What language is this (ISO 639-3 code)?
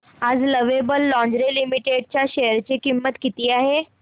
mar